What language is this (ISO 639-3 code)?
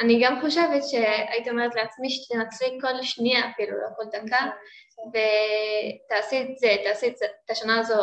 heb